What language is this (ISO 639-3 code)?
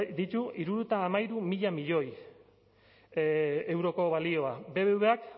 eus